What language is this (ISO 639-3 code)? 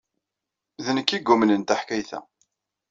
kab